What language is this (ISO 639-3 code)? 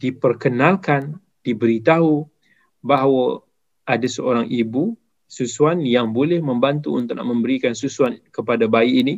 msa